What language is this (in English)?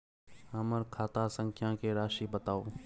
Maithili